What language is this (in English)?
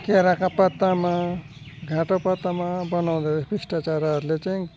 Nepali